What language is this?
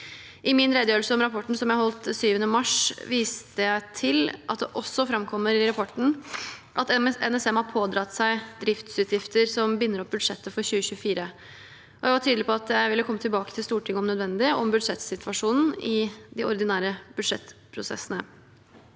Norwegian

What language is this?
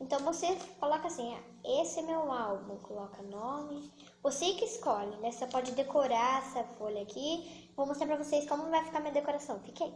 Portuguese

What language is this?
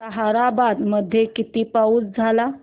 Marathi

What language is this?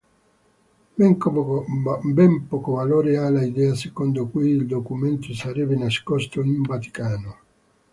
Italian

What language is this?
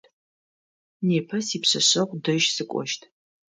Adyghe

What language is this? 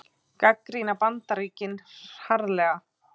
Icelandic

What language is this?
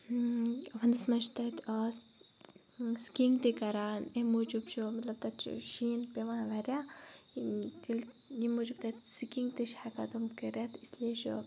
Kashmiri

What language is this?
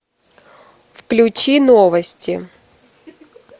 Russian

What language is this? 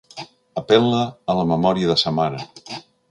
Catalan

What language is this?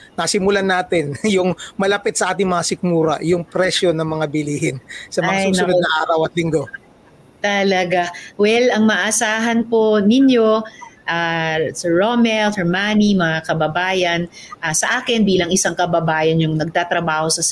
Filipino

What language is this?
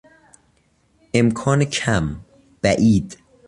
Persian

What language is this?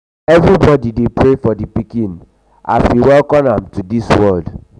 Nigerian Pidgin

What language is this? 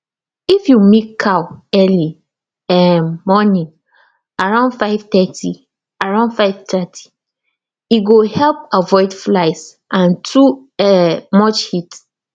Nigerian Pidgin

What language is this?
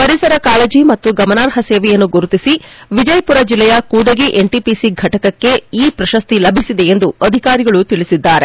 Kannada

